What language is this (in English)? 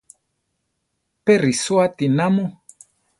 Central Tarahumara